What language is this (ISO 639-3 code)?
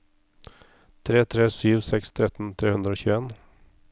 nor